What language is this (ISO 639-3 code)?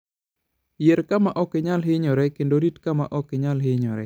luo